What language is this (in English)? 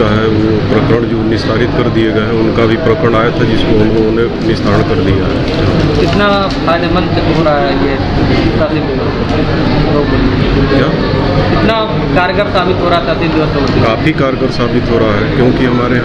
Hindi